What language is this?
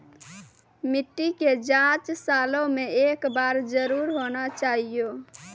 Maithili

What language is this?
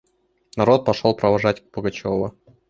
Russian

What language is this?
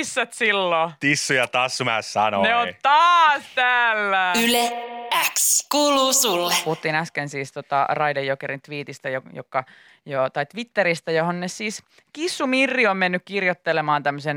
Finnish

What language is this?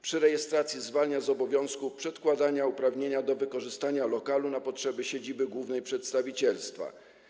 Polish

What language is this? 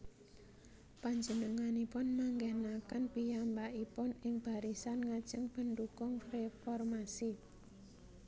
Javanese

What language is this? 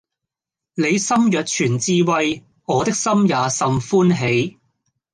Cantonese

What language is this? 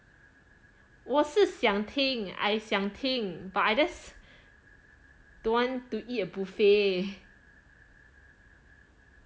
English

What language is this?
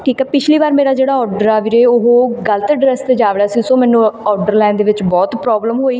Punjabi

